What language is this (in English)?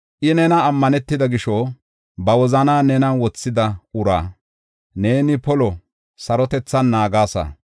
Gofa